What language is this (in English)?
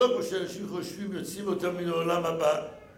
Hebrew